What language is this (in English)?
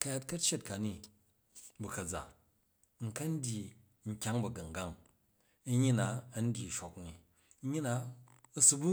Jju